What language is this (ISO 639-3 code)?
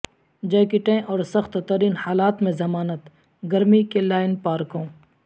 urd